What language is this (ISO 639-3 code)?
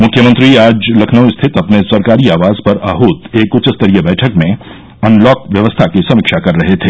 hin